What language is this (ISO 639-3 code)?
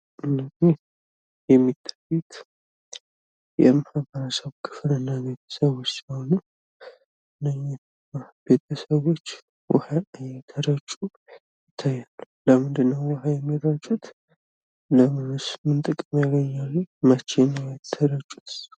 amh